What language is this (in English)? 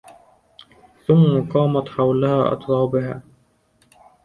Arabic